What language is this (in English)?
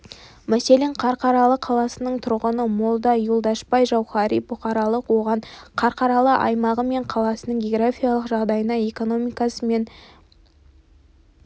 Kazakh